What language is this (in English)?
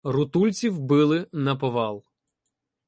Ukrainian